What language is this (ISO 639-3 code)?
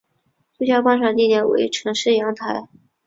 zho